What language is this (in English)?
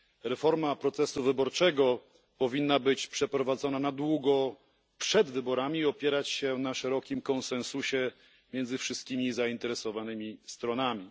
Polish